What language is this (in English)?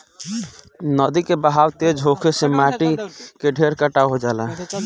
Bhojpuri